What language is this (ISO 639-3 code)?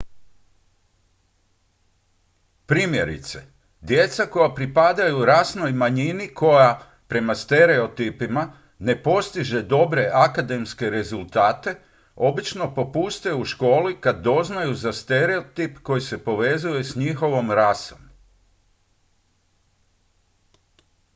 hrv